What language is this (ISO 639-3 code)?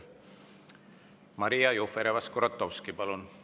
est